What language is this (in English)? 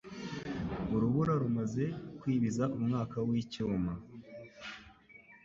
Kinyarwanda